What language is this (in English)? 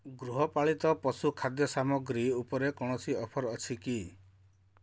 Odia